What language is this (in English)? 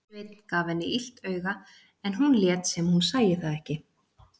Icelandic